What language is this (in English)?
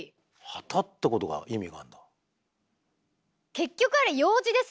Japanese